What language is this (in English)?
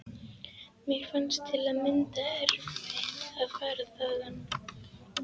Icelandic